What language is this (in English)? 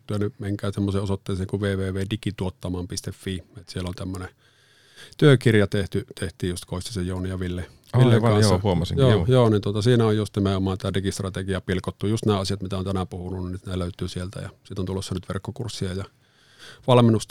Finnish